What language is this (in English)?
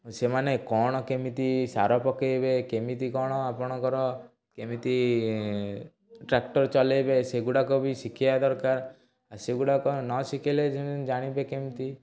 Odia